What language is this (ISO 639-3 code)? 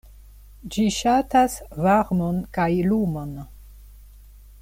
epo